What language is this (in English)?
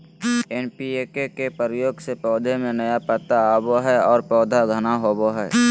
Magahi